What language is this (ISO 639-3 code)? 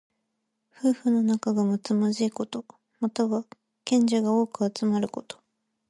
jpn